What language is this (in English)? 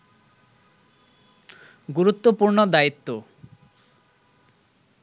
Bangla